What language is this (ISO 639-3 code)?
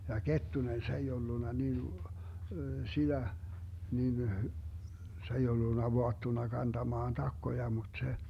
fin